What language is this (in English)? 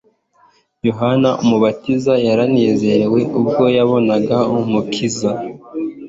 Kinyarwanda